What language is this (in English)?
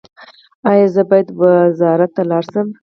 Pashto